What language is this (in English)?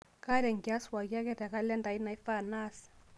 Masai